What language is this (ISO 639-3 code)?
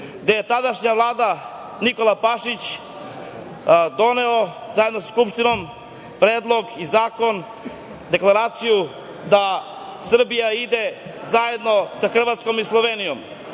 srp